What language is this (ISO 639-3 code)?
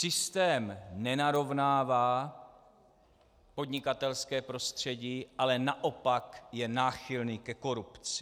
ces